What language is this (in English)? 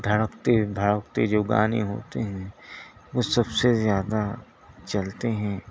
Urdu